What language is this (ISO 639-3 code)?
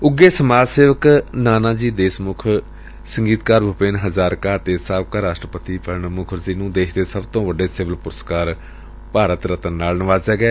pan